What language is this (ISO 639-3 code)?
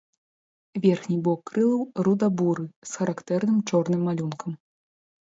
bel